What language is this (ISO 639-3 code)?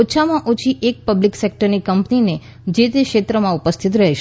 guj